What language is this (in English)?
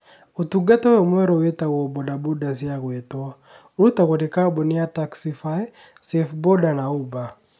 Kikuyu